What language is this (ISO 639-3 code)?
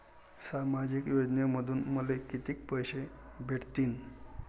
mar